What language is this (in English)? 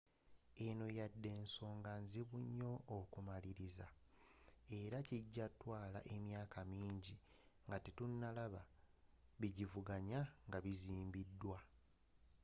Ganda